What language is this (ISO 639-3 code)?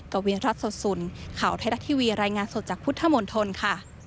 tha